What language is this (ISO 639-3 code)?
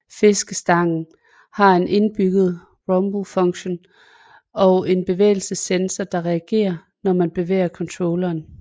dan